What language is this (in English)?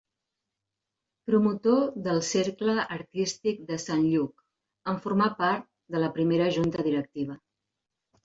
Catalan